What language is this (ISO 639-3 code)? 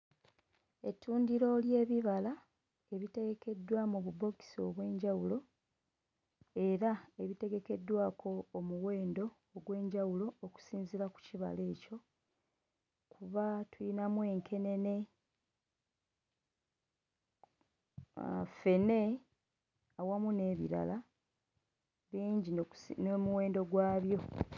lug